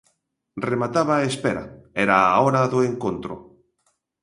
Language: Galician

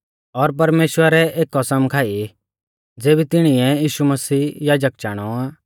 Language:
Mahasu Pahari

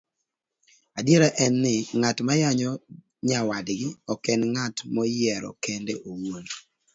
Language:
Luo (Kenya and Tanzania)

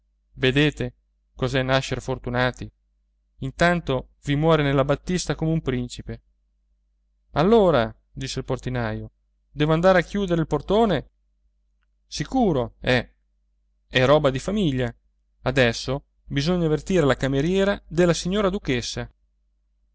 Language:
Italian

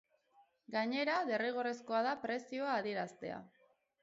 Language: Basque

